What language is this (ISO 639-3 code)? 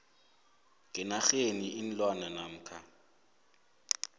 nbl